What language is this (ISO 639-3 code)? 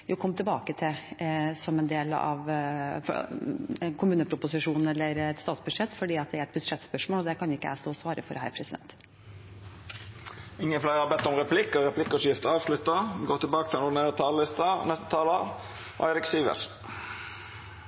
nor